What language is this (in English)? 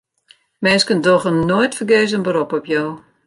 Western Frisian